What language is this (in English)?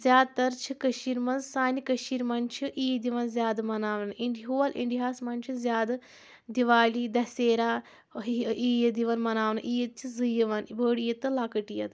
Kashmiri